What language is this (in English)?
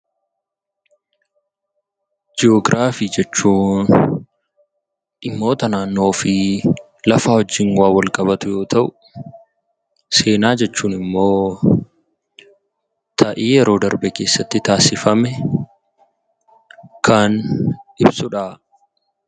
Oromo